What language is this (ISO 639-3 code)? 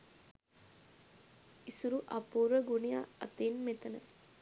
sin